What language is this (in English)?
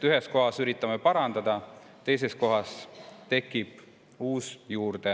Estonian